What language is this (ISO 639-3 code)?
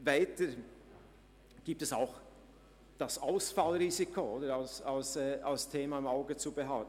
gsw